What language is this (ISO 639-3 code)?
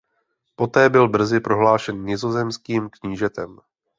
ces